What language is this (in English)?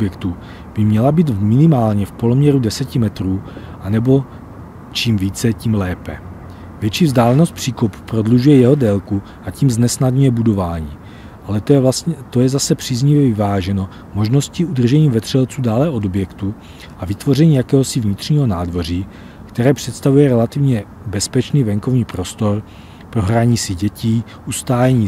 Czech